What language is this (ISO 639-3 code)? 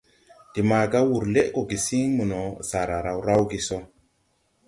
tui